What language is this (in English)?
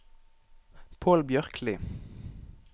Norwegian